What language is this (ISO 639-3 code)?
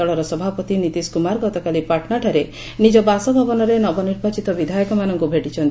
ori